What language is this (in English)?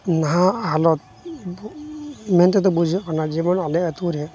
Santali